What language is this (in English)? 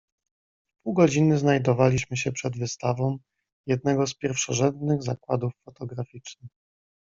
Polish